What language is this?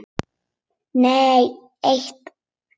Icelandic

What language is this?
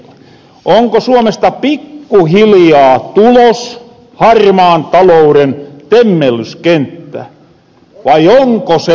Finnish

